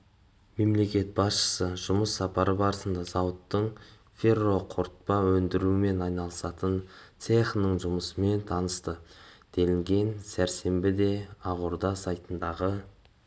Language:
Kazakh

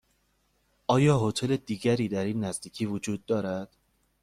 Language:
Persian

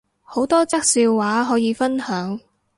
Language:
Cantonese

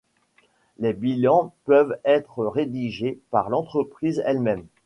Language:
French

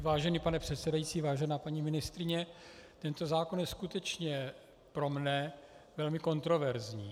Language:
Czech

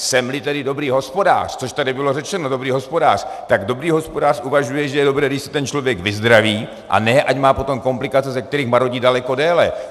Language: Czech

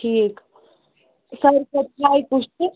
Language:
Kashmiri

